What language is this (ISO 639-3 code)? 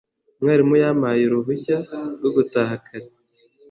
kin